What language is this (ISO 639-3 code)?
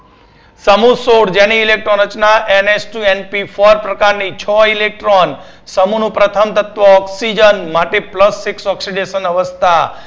guj